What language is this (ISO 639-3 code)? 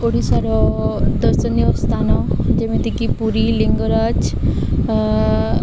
ori